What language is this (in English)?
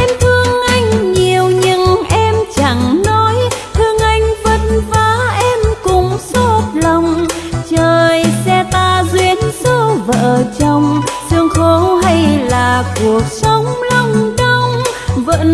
Vietnamese